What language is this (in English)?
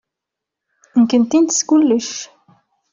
Kabyle